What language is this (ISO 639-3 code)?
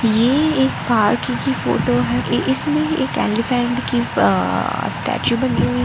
hin